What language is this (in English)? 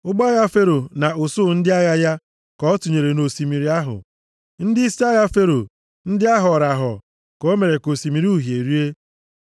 Igbo